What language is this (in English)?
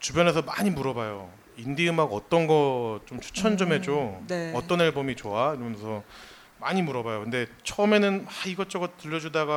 Korean